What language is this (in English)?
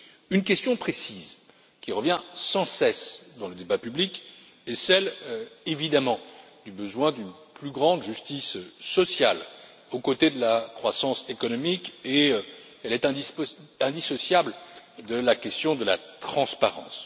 French